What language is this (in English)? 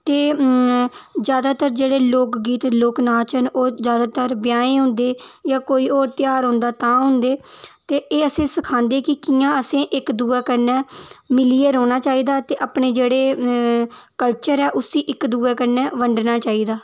Dogri